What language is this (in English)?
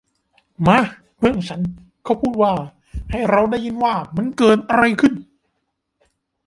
Thai